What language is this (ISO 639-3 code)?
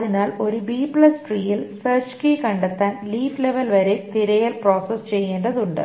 mal